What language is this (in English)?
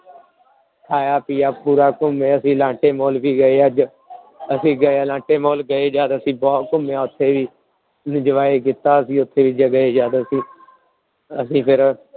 Punjabi